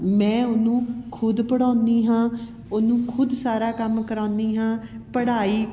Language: Punjabi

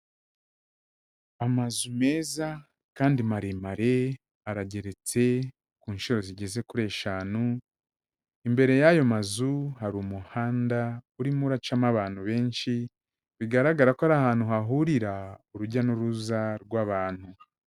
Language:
Kinyarwanda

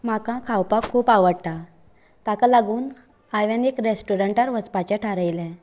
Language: Konkani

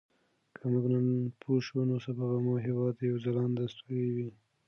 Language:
Pashto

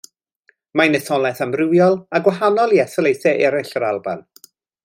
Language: Welsh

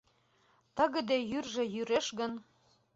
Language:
Mari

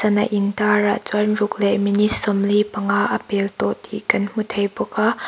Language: Mizo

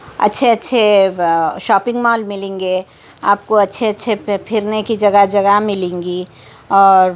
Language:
Urdu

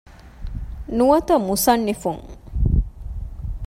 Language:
Divehi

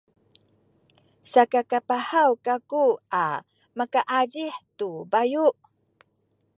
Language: Sakizaya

